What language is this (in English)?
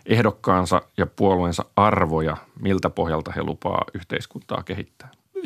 Finnish